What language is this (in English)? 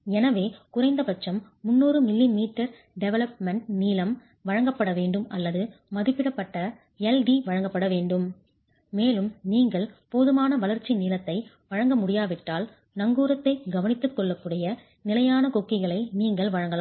Tamil